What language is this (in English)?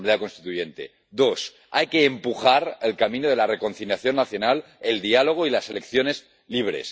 Spanish